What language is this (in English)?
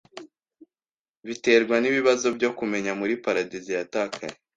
Kinyarwanda